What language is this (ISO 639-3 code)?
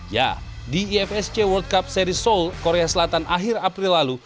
ind